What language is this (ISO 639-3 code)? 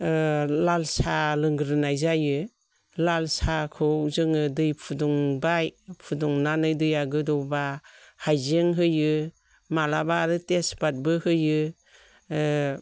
brx